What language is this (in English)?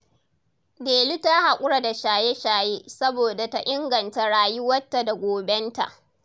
Hausa